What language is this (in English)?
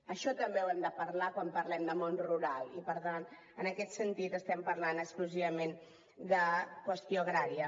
Catalan